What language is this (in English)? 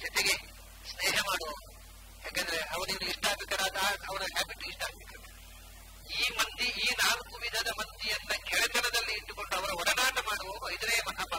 Hindi